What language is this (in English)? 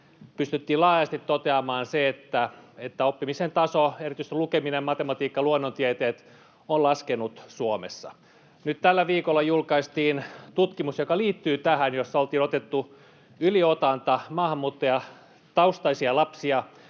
Finnish